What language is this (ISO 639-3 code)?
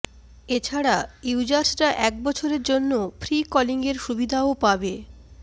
ben